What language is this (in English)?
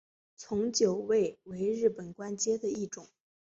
Chinese